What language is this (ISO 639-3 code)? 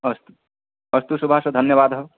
san